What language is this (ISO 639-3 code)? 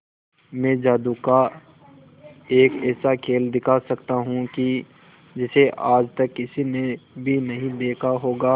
hin